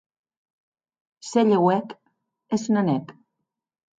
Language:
Occitan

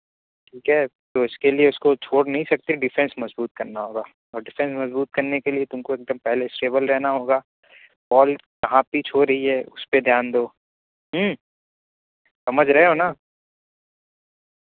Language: Urdu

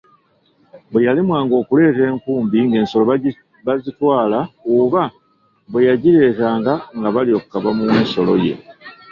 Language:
Ganda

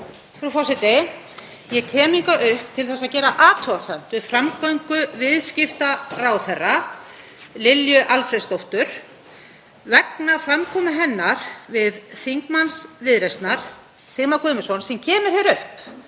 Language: Icelandic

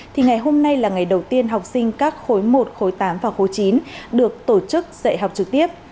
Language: Vietnamese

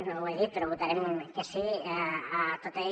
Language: Catalan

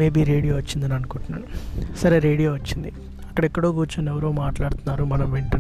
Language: Telugu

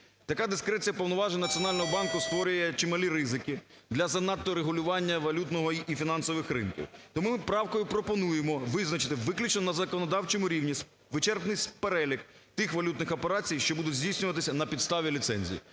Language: Ukrainian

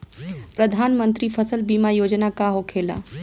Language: Bhojpuri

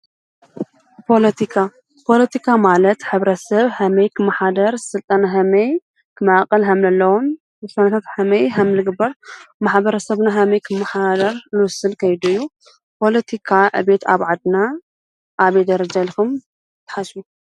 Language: Tigrinya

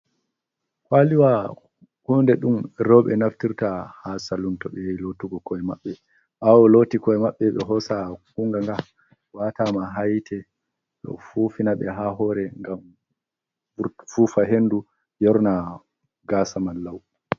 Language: Fula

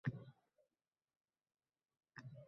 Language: Uzbek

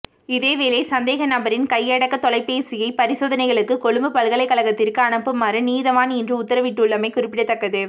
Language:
Tamil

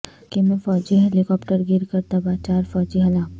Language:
Urdu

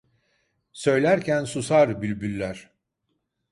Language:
Turkish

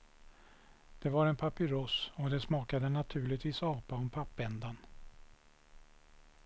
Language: Swedish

